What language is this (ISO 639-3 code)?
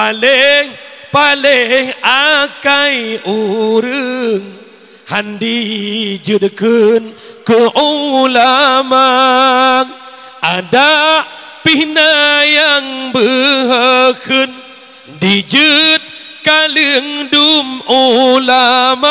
msa